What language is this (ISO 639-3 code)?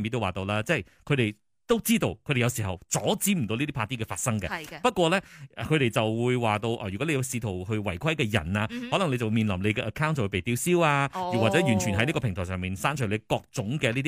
zho